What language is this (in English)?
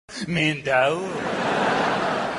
Uzbek